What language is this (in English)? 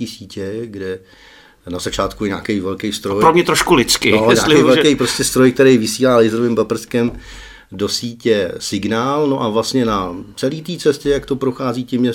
Czech